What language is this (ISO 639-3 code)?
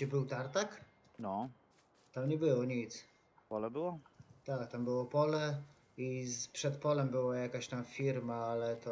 pol